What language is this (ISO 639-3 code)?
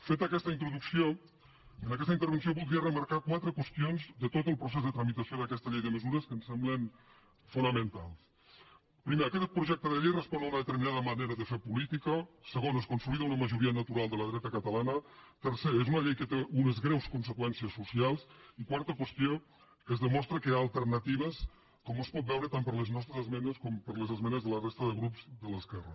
cat